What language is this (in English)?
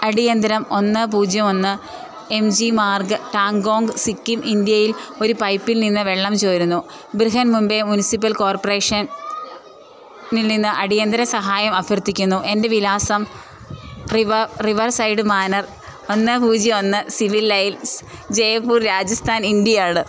Malayalam